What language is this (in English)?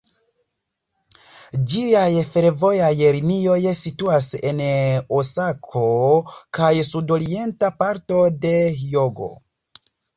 Esperanto